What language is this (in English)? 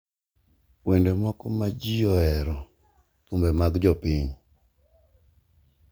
Luo (Kenya and Tanzania)